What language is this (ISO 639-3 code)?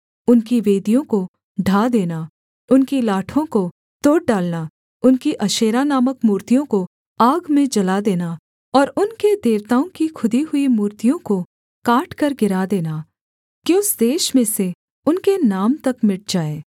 hin